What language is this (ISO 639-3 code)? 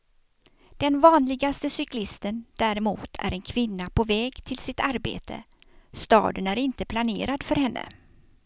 swe